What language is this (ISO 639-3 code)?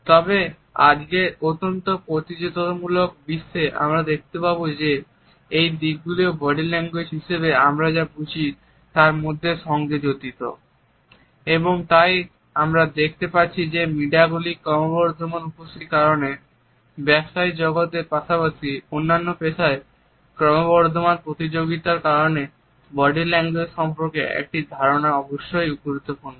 ben